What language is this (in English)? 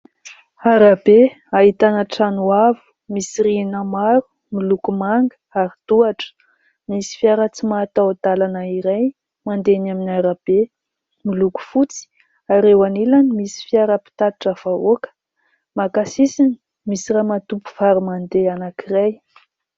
Malagasy